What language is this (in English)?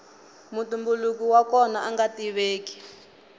Tsonga